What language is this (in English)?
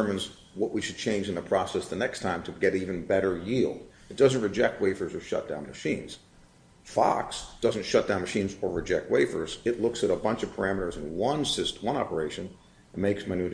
English